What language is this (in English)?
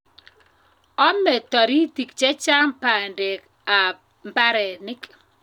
Kalenjin